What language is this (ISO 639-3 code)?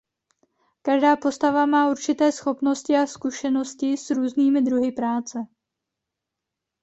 ces